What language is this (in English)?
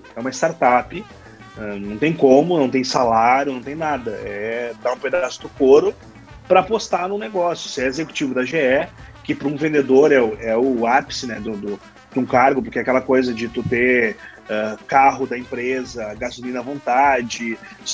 Portuguese